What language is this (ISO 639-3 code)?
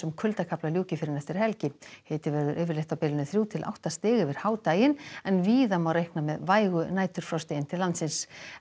isl